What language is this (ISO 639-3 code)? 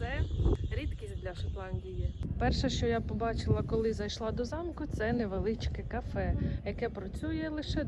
ukr